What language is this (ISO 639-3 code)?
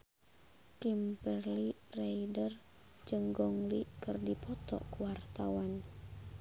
sun